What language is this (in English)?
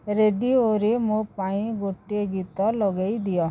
Odia